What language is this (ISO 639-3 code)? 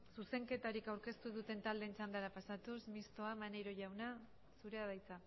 eus